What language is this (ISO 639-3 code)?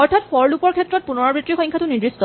asm